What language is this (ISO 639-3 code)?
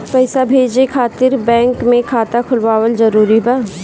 bho